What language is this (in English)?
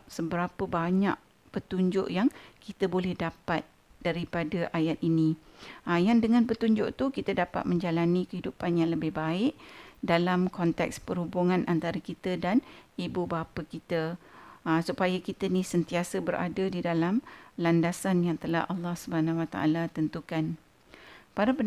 Malay